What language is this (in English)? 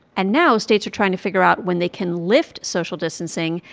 English